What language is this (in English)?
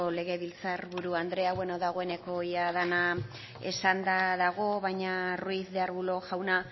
Basque